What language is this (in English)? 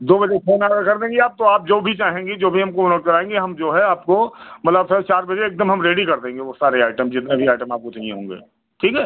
Hindi